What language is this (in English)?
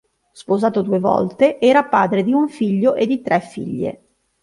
Italian